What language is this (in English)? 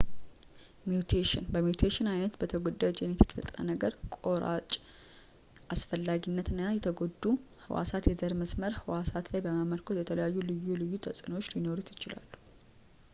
Amharic